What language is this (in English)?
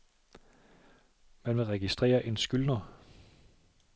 Danish